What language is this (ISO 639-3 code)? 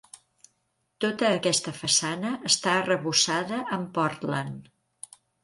cat